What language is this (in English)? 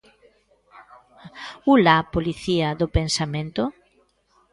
Galician